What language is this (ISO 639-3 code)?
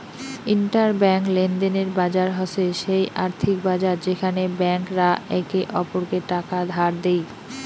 ben